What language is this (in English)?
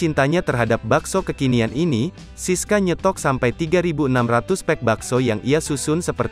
Indonesian